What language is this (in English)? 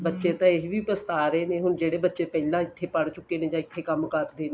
Punjabi